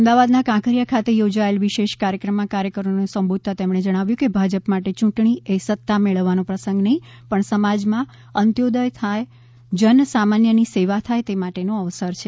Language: Gujarati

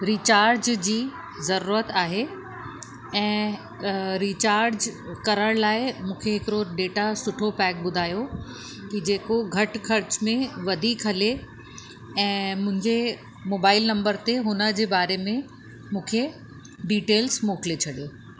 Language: Sindhi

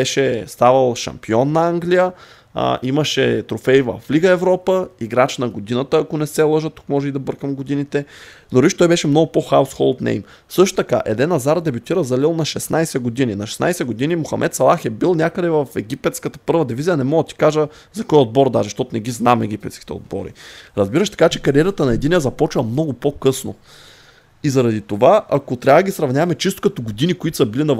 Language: Bulgarian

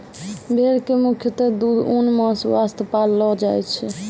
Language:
Maithili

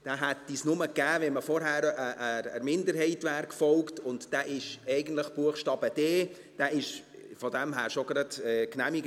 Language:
Swiss German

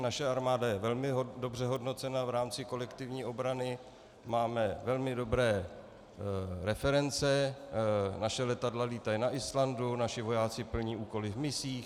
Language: Czech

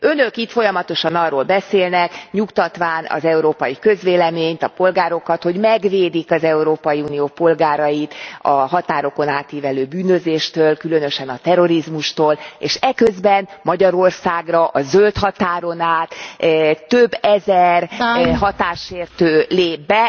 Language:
Hungarian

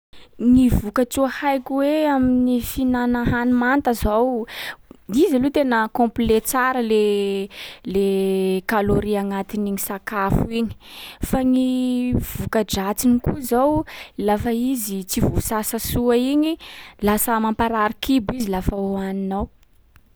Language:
Sakalava Malagasy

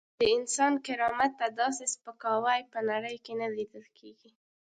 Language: Pashto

